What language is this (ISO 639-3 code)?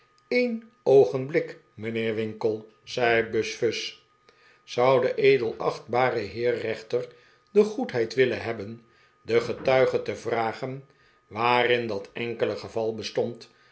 nld